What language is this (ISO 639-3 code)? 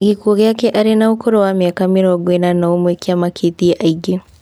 kik